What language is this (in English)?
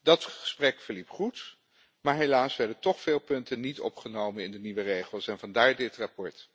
Dutch